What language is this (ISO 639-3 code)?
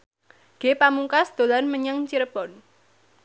jav